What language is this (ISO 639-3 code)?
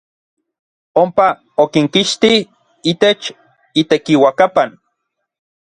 nlv